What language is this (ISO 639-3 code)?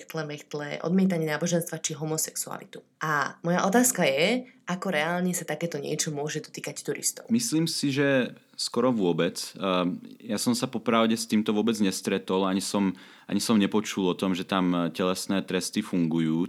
slk